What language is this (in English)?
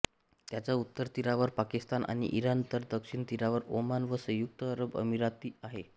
Marathi